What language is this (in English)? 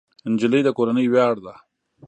Pashto